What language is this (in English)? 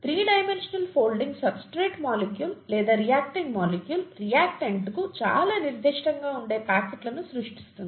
Telugu